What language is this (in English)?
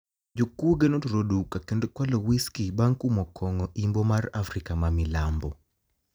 Luo (Kenya and Tanzania)